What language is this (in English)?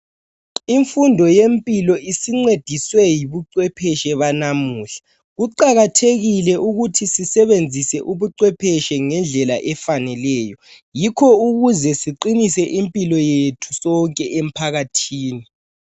North Ndebele